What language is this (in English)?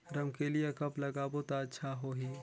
Chhattisgarhi